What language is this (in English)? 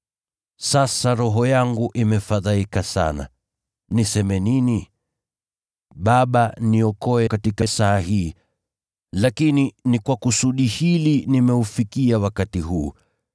Swahili